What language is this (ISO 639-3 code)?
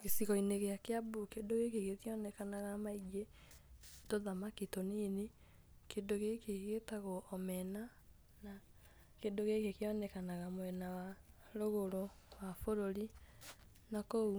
kik